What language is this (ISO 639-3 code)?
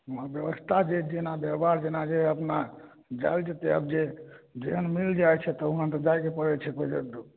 mai